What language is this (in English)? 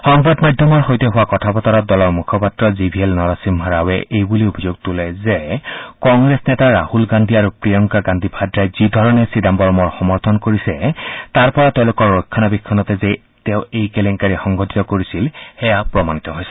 Assamese